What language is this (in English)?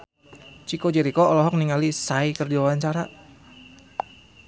Sundanese